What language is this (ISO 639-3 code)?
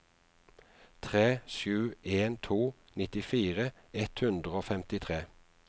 nor